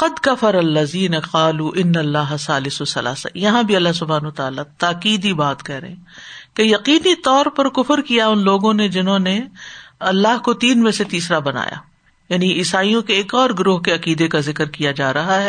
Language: Urdu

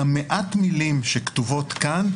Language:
Hebrew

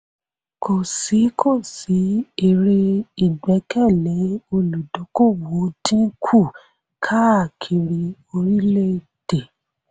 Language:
Yoruba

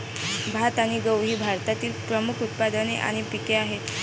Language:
Marathi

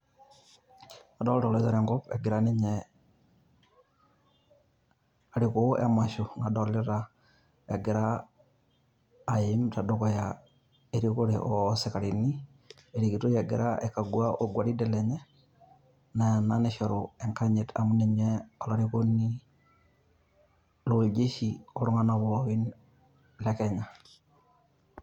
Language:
Masai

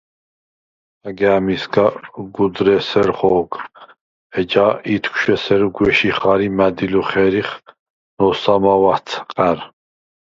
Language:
Svan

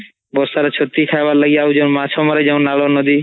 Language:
Odia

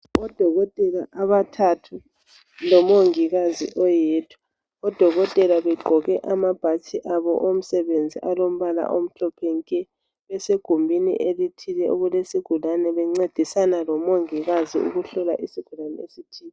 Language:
North Ndebele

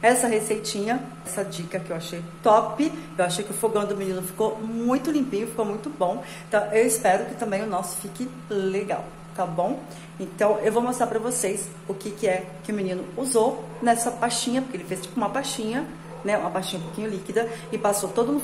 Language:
Portuguese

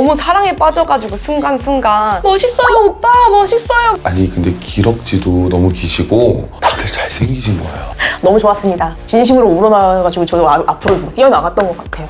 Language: Korean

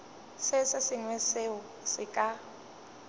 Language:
Northern Sotho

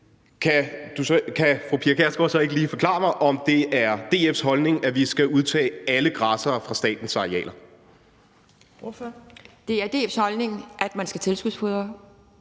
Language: Danish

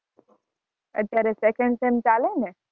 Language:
Gujarati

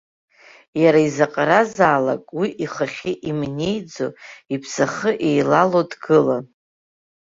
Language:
Abkhazian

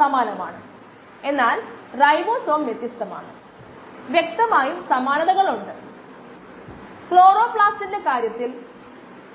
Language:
Malayalam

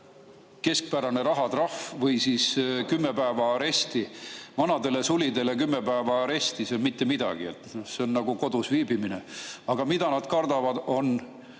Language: Estonian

